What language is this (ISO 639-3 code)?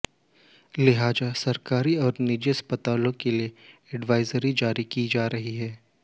hin